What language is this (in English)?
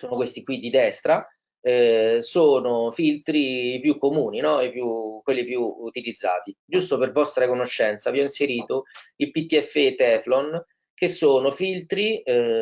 Italian